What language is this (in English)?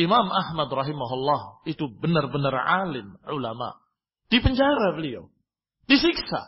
Indonesian